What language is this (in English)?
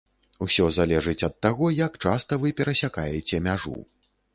Belarusian